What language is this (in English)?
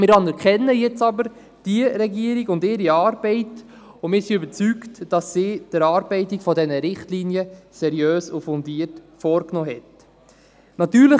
Swiss German